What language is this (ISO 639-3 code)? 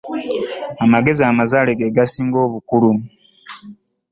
lug